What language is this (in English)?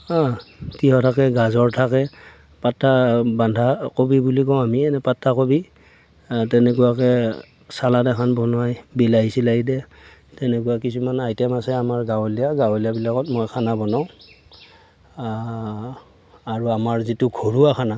Assamese